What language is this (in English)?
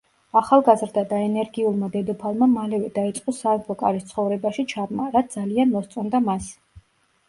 Georgian